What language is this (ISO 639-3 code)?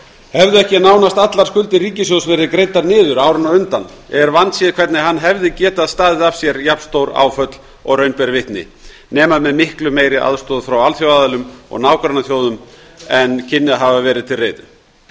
isl